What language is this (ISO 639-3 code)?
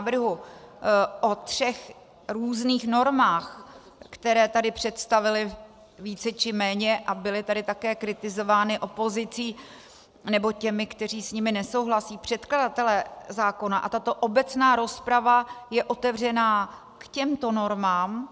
ces